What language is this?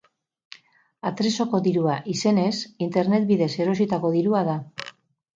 Basque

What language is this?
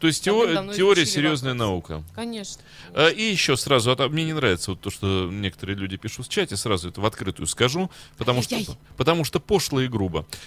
Russian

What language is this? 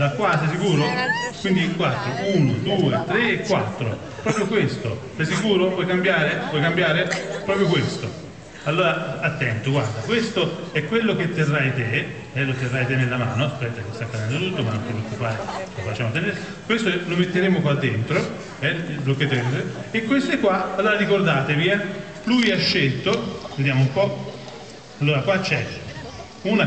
Italian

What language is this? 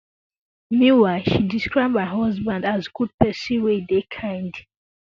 Nigerian Pidgin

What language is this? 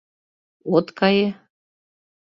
Mari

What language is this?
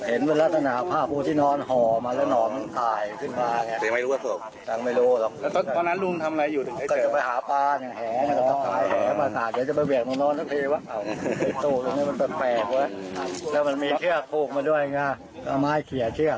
Thai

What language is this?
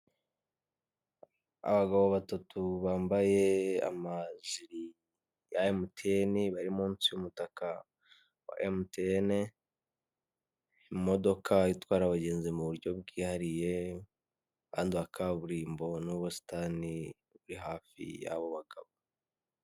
Kinyarwanda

